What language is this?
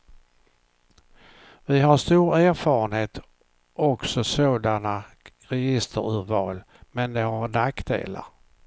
Swedish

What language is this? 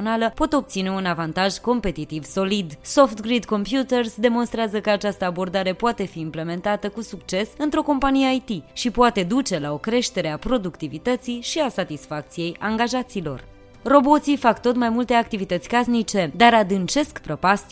Romanian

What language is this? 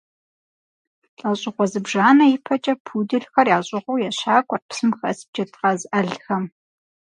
Kabardian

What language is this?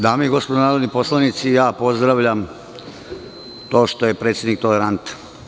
Serbian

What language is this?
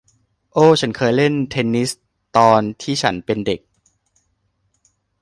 Thai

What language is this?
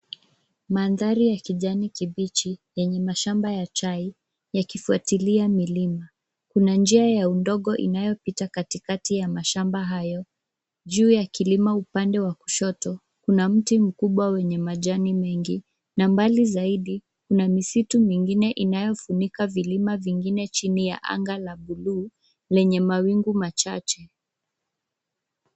Swahili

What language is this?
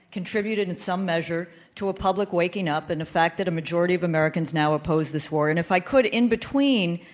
English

